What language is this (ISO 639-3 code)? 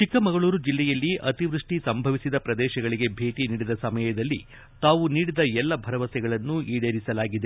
kan